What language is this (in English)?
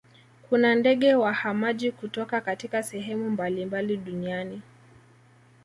Swahili